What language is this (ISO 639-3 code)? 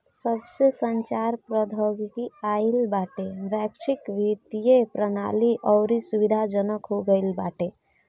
bho